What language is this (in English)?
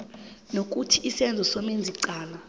South Ndebele